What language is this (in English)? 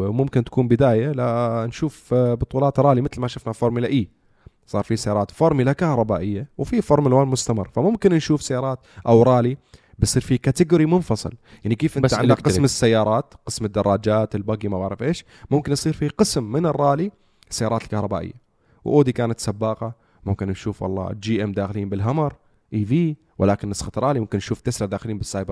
Arabic